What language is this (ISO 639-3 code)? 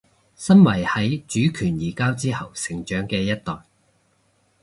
yue